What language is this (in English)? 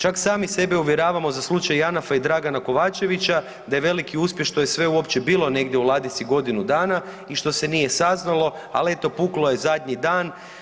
Croatian